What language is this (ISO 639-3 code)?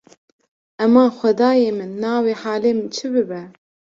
kur